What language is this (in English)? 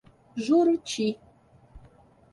Portuguese